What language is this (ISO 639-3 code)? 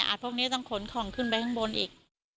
tha